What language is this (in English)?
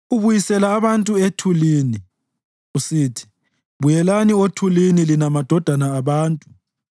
North Ndebele